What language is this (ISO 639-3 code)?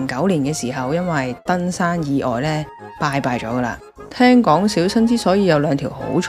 zho